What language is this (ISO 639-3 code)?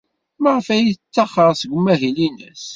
kab